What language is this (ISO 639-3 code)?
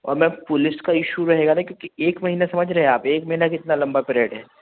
hin